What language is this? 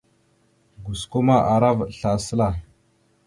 Mada (Cameroon)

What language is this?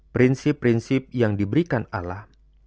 Indonesian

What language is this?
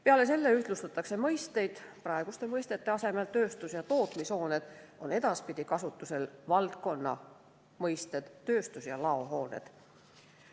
Estonian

